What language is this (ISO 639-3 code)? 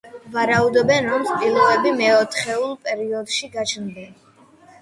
kat